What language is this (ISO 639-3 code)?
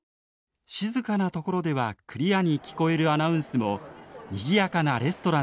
jpn